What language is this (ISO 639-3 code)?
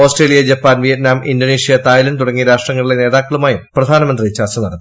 mal